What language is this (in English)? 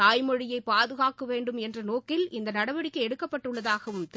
Tamil